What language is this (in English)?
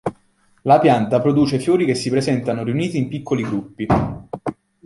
Italian